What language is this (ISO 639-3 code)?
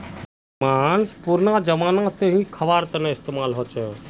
mag